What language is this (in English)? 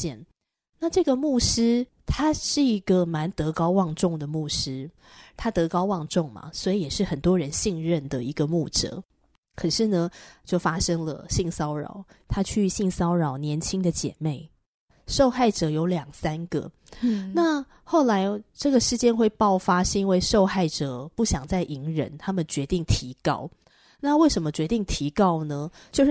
Chinese